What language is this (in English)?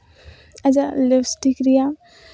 Santali